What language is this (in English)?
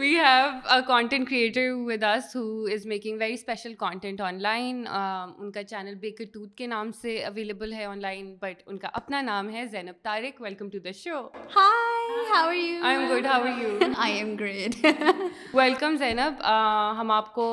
Urdu